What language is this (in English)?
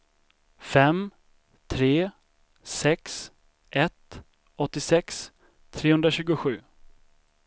Swedish